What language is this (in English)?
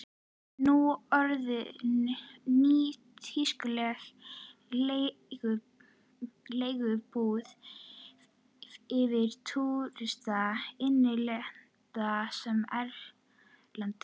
Icelandic